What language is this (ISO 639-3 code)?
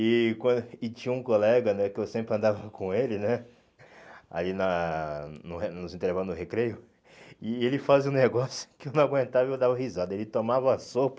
por